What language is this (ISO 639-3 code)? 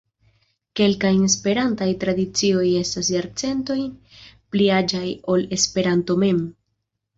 epo